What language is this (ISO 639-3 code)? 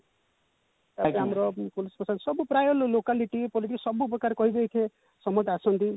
ori